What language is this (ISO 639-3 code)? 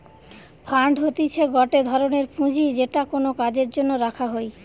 ben